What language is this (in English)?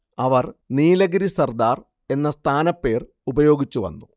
Malayalam